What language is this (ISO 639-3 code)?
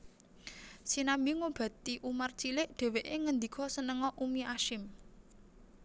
jav